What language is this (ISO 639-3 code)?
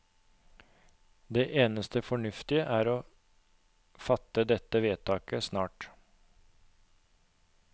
nor